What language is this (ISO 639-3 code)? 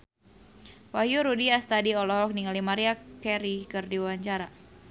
sun